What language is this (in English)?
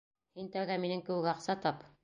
Bashkir